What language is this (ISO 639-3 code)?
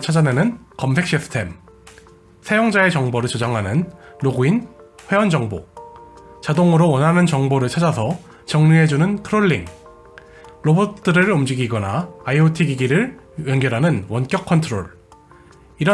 kor